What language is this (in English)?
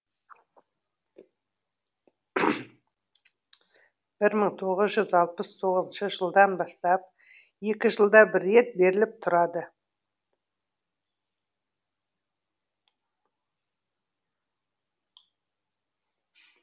Kazakh